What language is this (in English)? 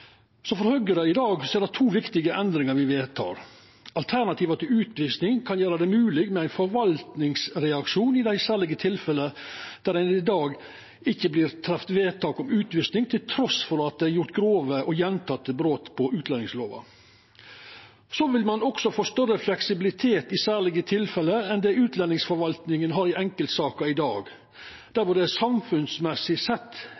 Norwegian Nynorsk